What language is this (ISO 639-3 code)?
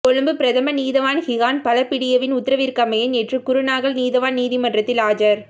tam